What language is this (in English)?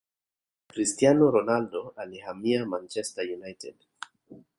Swahili